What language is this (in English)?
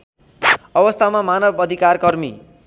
Nepali